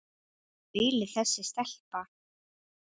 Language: Icelandic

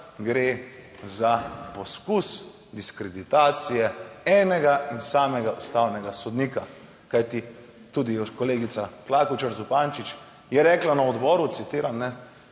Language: Slovenian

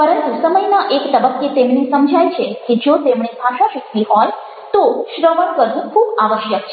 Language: Gujarati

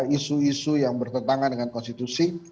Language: Indonesian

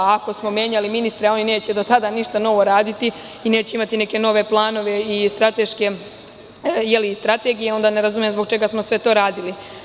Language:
Serbian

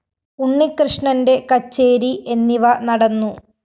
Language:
Malayalam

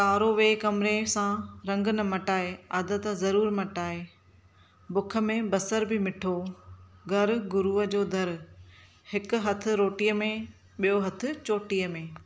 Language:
Sindhi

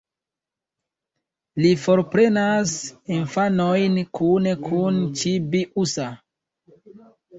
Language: Esperanto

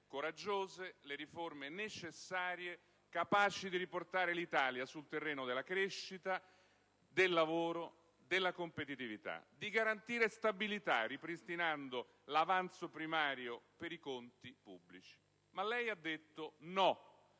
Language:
Italian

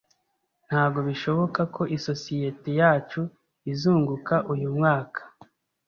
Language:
Kinyarwanda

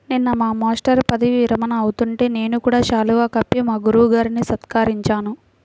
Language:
Telugu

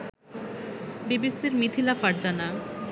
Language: Bangla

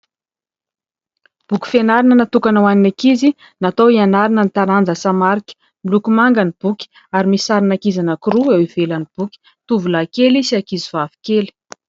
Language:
Malagasy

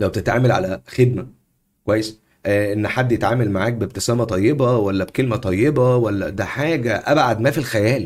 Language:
Arabic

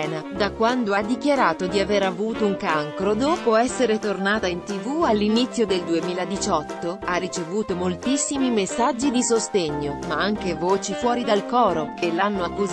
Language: Italian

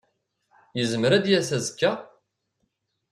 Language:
Kabyle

